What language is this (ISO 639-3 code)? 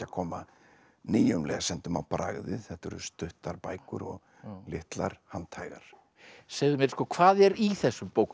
isl